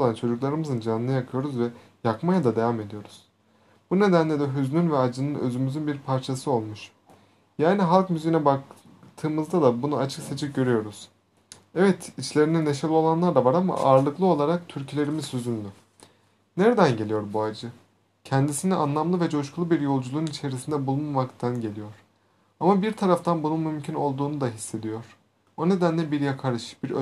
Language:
Turkish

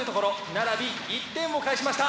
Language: Japanese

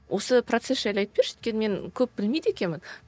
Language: Kazakh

